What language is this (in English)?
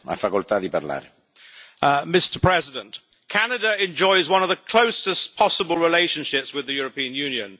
English